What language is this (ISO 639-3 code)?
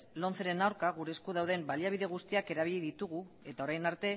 eus